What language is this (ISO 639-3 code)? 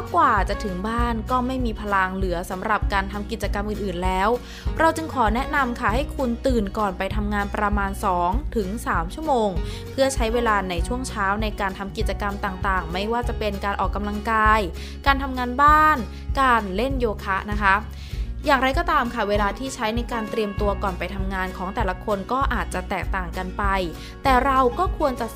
tha